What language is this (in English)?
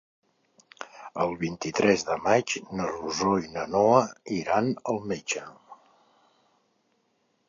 Catalan